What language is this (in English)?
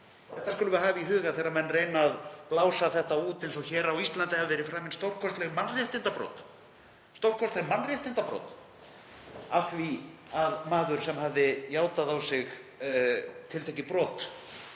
Icelandic